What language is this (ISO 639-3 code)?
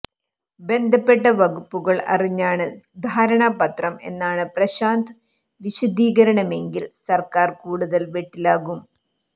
mal